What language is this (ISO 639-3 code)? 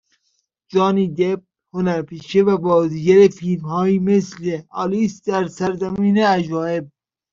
fas